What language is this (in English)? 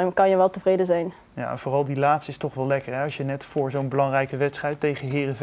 Dutch